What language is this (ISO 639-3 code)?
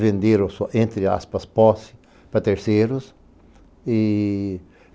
por